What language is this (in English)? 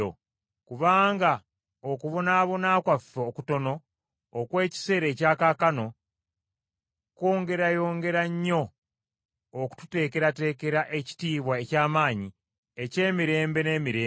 Ganda